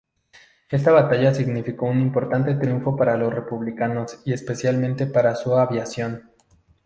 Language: Spanish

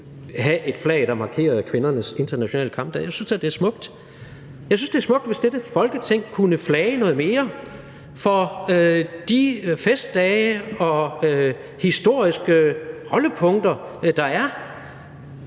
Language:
Danish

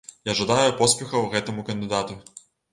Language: Belarusian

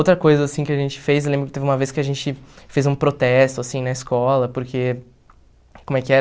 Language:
Portuguese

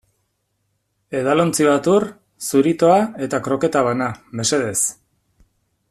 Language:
Basque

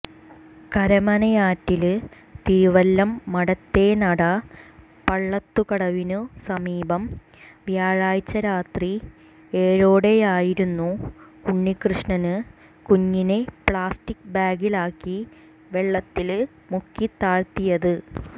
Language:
Malayalam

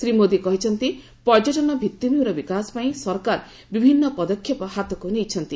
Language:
Odia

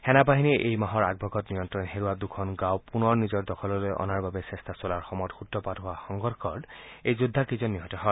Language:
Assamese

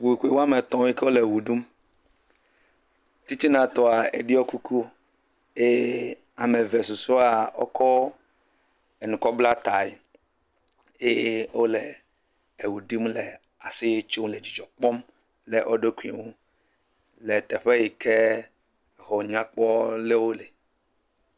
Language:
Ewe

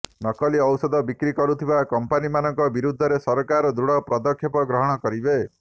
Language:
Odia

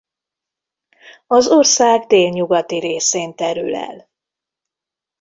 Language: Hungarian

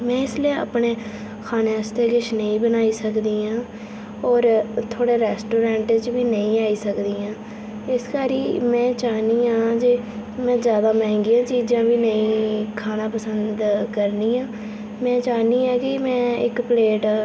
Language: Dogri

